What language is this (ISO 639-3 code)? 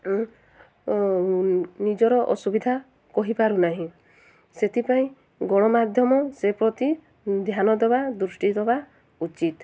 ori